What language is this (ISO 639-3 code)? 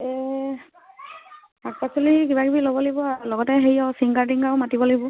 asm